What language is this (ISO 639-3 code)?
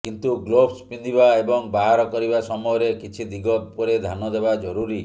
ori